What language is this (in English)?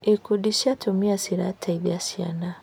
Kikuyu